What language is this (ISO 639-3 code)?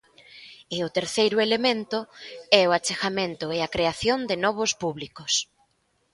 glg